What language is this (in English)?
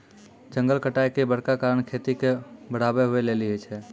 Maithili